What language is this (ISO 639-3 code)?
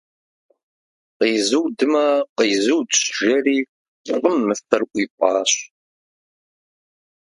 kbd